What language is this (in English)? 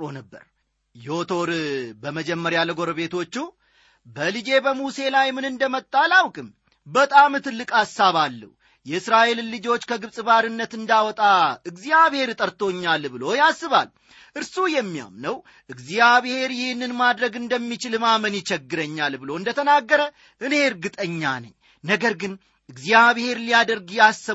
Amharic